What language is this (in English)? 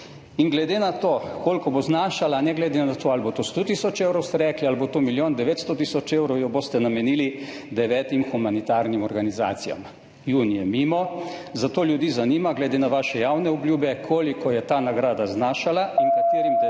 Slovenian